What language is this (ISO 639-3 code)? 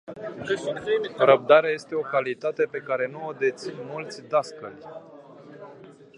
ron